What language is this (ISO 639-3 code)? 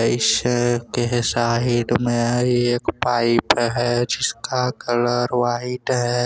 hin